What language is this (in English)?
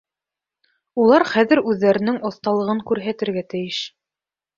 Bashkir